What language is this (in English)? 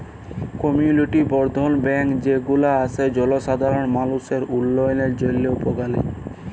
Bangla